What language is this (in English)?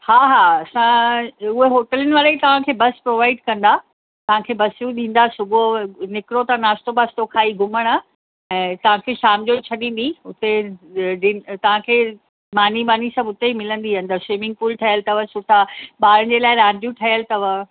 Sindhi